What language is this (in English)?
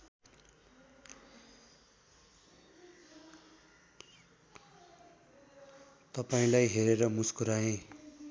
Nepali